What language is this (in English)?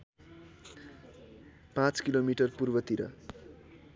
Nepali